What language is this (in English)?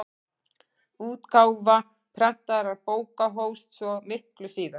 Icelandic